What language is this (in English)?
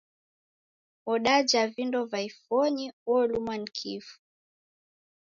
Taita